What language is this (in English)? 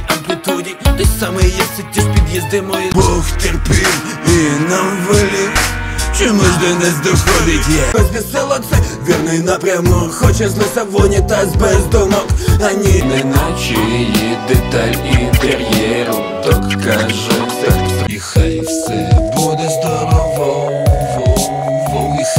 Ukrainian